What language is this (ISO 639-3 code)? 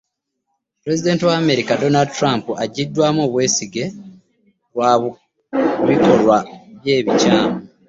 lug